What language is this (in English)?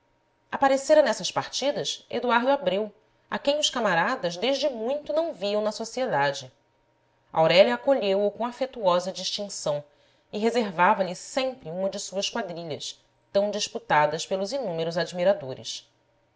Portuguese